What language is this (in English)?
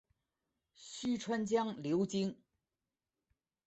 Chinese